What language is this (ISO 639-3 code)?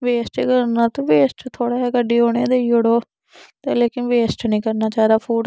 doi